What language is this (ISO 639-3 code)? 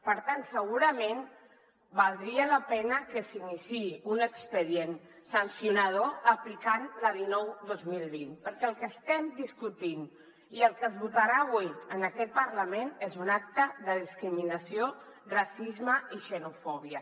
cat